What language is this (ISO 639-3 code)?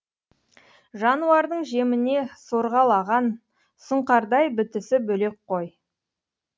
kaz